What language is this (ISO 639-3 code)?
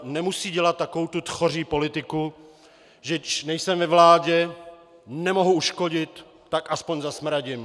ces